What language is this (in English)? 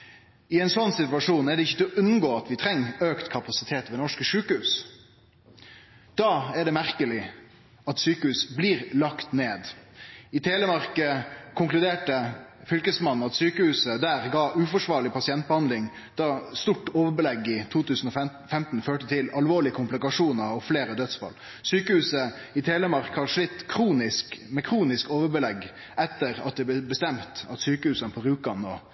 Norwegian Nynorsk